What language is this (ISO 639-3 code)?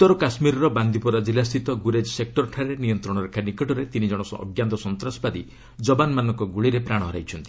ori